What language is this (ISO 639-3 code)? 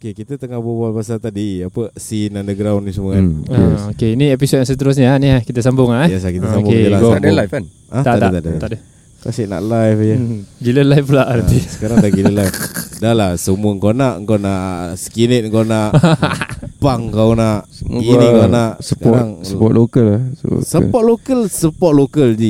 msa